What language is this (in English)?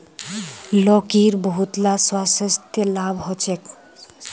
Magahi